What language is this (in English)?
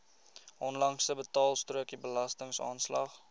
Afrikaans